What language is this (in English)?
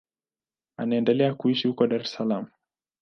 Swahili